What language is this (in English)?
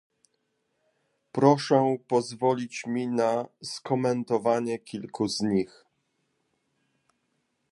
Polish